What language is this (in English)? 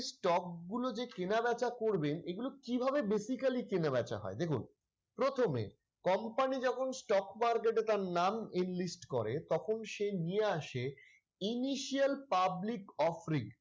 Bangla